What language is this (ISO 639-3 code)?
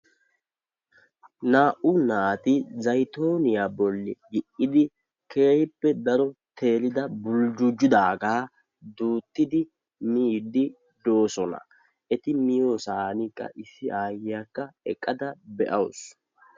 wal